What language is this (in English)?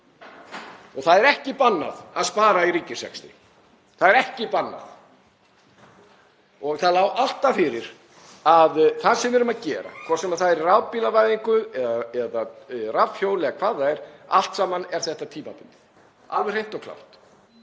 Icelandic